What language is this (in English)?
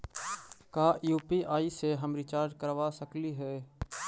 Magahi